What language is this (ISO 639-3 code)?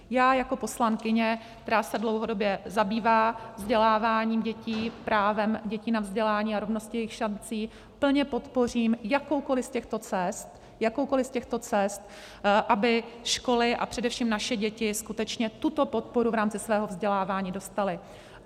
ces